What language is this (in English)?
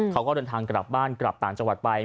Thai